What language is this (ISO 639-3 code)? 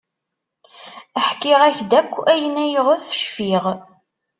kab